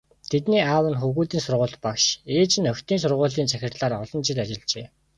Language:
Mongolian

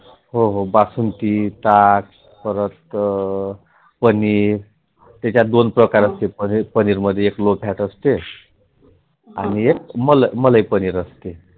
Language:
Marathi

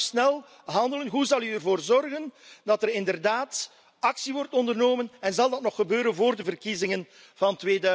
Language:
Dutch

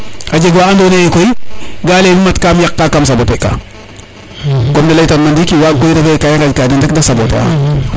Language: Serer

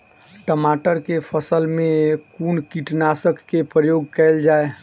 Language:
Maithili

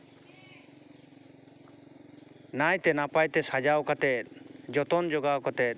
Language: Santali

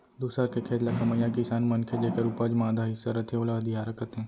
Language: Chhattisgarhi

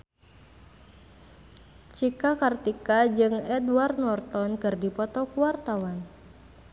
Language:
Sundanese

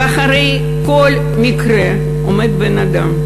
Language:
Hebrew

